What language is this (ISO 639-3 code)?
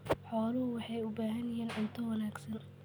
som